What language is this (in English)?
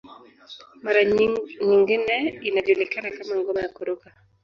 Swahili